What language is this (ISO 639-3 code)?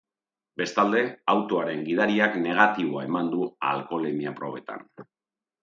eus